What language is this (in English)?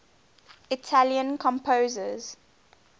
English